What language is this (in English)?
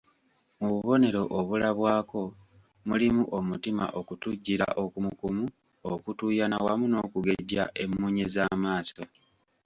Ganda